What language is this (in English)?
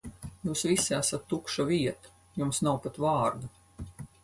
Latvian